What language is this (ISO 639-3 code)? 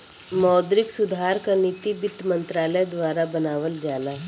bho